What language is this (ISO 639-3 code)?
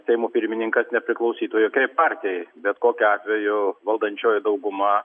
lit